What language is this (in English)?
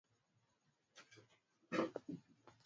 Swahili